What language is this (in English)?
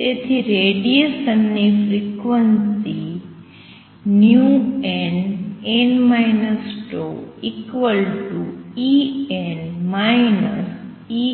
Gujarati